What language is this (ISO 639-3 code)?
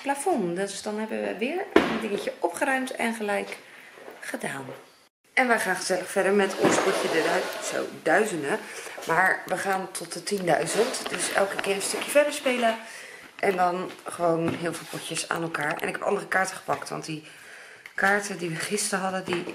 nld